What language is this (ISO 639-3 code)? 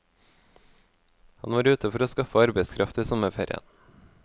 nor